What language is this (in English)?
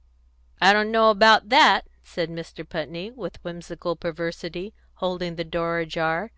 English